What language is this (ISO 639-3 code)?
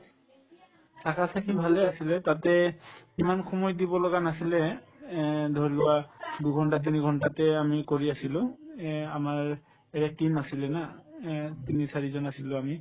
asm